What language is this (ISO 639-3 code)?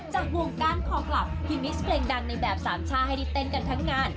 tha